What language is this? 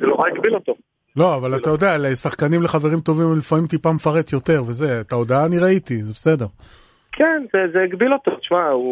Hebrew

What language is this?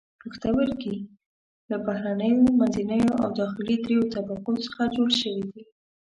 Pashto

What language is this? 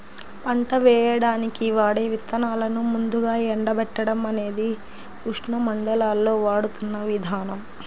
Telugu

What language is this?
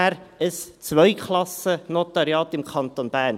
Swiss German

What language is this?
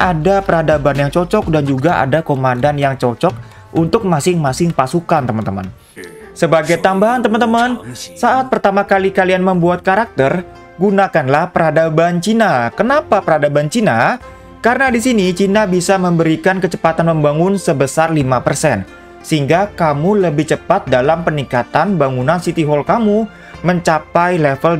Indonesian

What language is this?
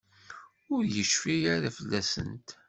Kabyle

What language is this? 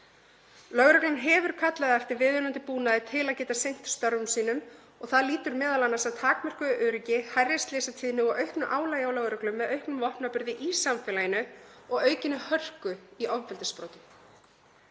Icelandic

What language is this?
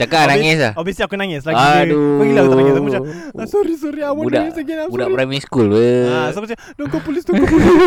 Malay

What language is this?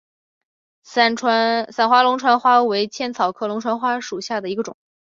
Chinese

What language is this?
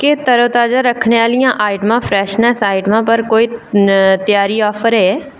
Dogri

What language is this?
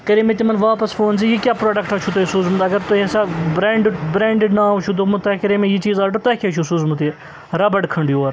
Kashmiri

